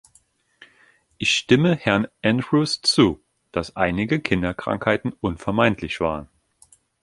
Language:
German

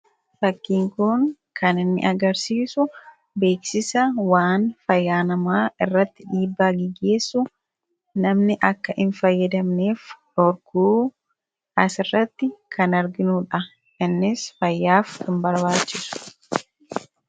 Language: Oromo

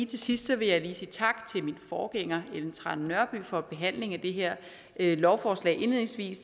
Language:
Danish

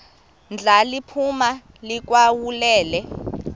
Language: Xhosa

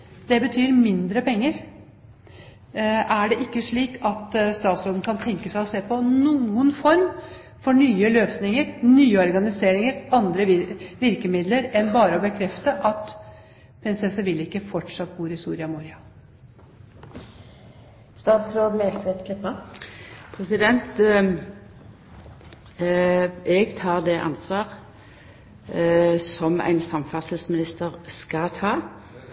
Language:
Norwegian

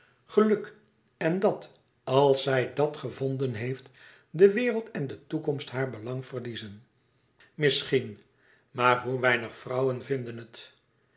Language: Dutch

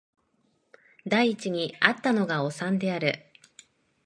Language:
Japanese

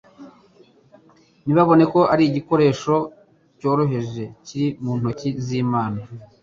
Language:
Kinyarwanda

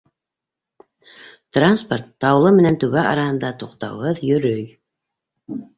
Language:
Bashkir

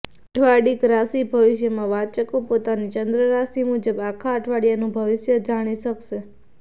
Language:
Gujarati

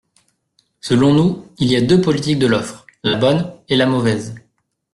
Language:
French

